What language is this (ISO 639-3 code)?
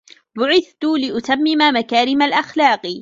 ara